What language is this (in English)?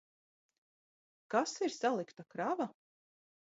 Latvian